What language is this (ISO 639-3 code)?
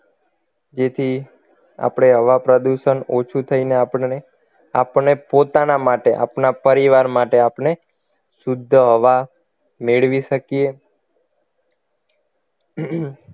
guj